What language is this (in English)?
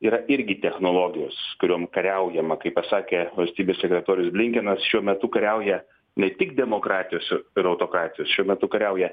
Lithuanian